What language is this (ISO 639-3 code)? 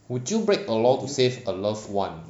eng